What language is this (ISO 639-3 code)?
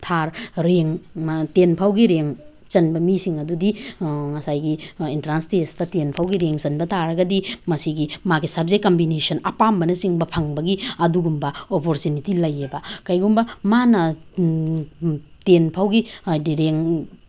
mni